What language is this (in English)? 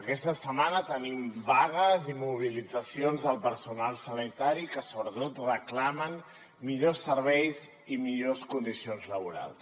Catalan